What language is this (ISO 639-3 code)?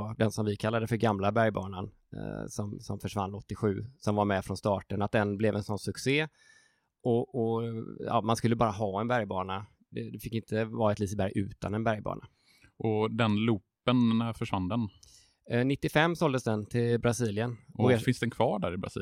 swe